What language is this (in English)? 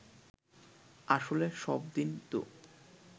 Bangla